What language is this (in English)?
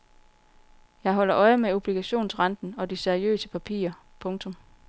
Danish